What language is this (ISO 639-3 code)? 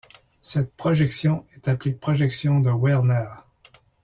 fra